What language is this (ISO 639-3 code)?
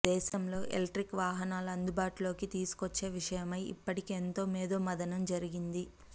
tel